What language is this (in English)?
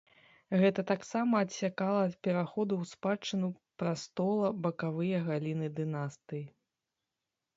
Belarusian